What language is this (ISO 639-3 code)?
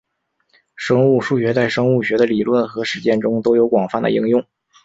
zho